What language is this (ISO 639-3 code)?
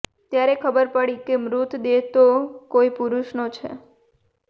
guj